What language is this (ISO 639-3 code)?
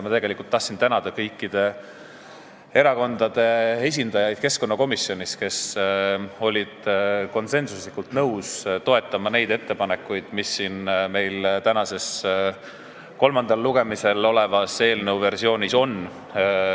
est